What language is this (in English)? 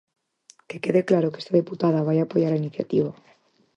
Galician